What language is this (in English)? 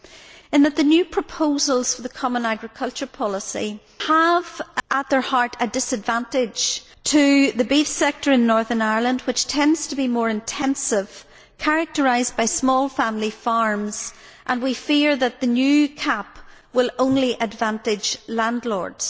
English